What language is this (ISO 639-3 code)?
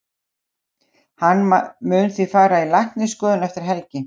isl